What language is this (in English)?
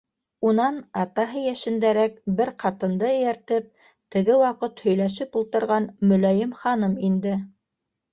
Bashkir